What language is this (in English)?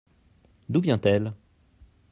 French